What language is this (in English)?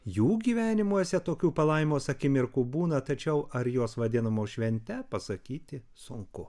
Lithuanian